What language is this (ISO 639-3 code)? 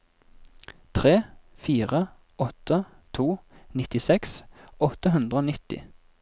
nor